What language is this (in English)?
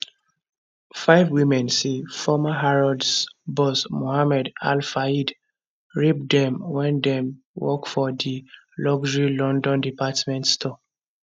Nigerian Pidgin